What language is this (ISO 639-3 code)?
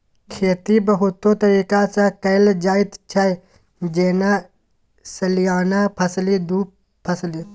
mai